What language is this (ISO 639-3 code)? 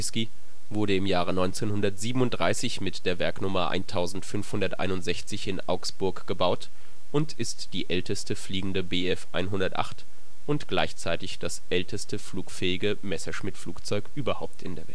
deu